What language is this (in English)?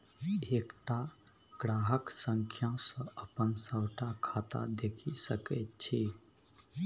Maithili